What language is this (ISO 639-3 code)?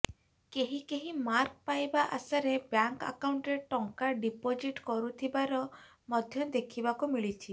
ori